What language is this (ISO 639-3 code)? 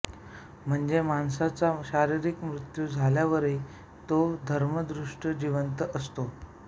mar